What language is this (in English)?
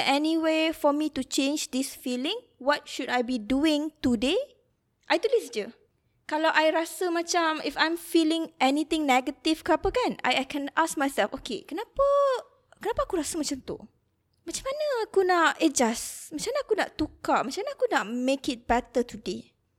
Malay